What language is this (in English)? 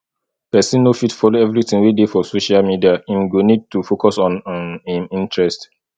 Nigerian Pidgin